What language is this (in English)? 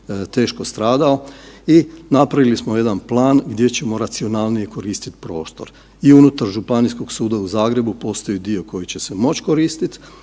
Croatian